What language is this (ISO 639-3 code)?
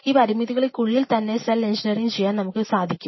mal